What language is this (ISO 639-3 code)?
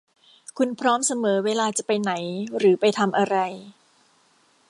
tha